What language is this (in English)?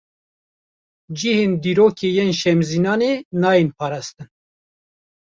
Kurdish